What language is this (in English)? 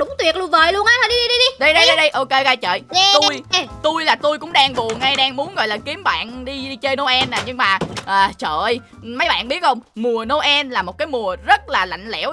Vietnamese